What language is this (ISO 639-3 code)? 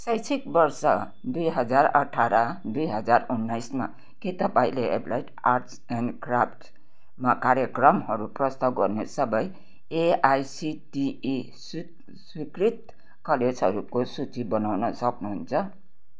nep